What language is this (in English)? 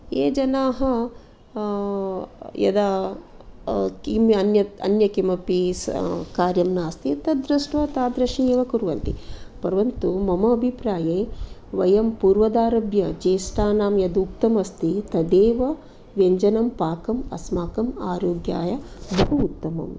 Sanskrit